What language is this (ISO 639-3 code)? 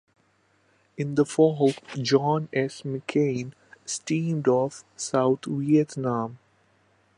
eng